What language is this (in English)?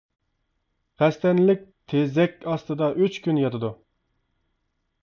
Uyghur